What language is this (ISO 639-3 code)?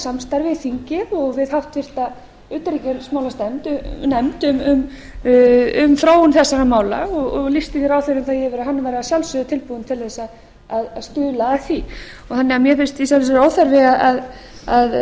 isl